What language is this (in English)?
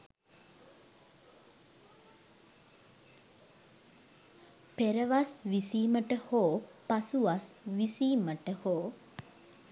Sinhala